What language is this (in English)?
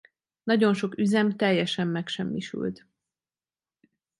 Hungarian